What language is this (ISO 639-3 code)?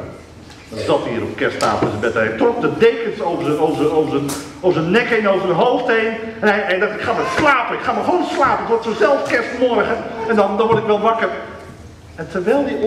nld